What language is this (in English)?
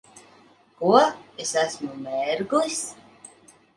Latvian